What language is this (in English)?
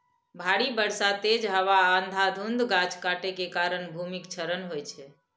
Maithili